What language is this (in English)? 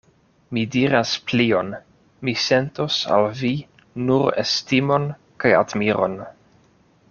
Esperanto